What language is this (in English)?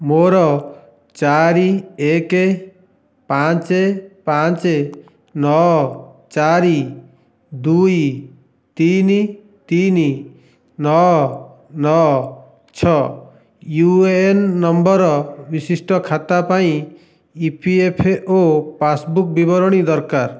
Odia